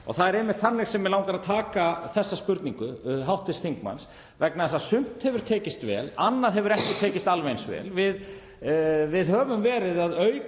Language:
Icelandic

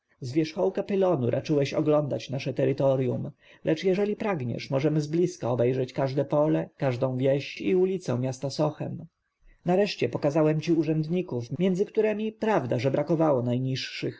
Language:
Polish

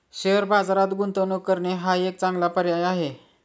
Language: Marathi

